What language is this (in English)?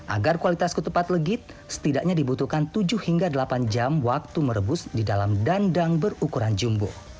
Indonesian